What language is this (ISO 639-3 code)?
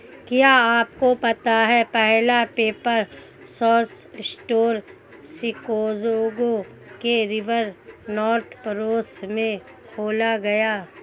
hin